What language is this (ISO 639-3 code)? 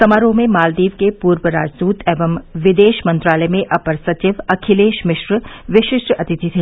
hin